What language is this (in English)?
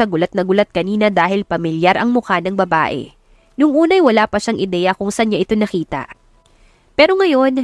Filipino